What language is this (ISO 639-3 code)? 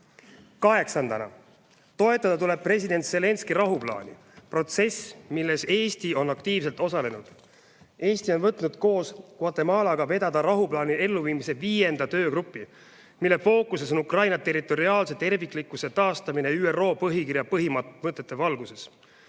est